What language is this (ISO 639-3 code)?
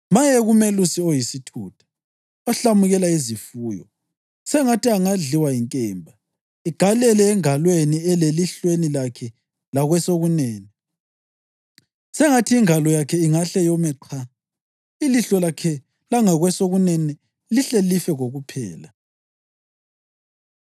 nde